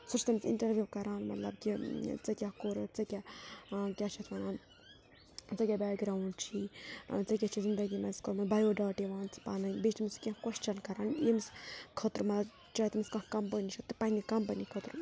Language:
Kashmiri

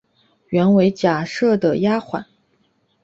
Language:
Chinese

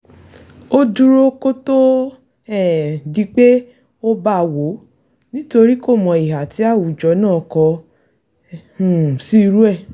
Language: Yoruba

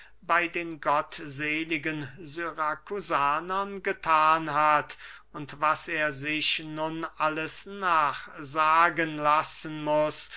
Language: German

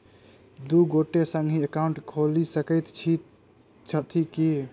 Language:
Maithili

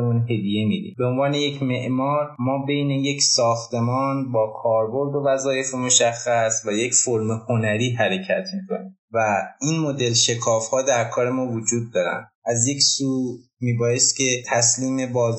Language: Persian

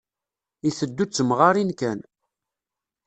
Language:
Kabyle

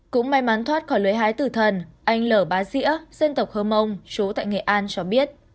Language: Vietnamese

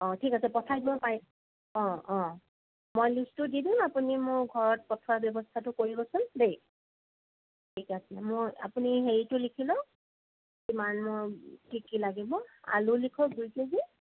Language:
Assamese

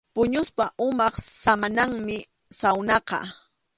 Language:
Arequipa-La Unión Quechua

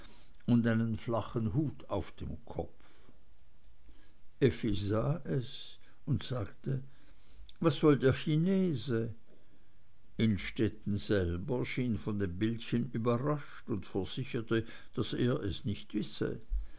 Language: German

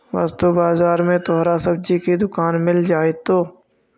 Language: Magahi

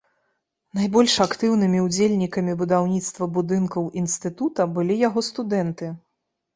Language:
Belarusian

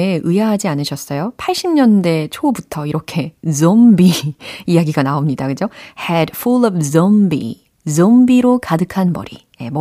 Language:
Korean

